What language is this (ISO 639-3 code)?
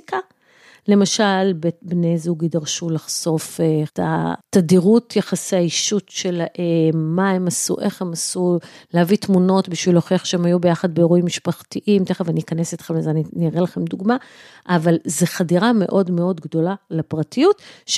heb